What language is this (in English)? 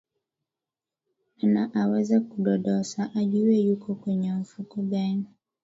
Swahili